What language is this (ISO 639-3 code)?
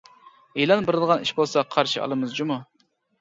uig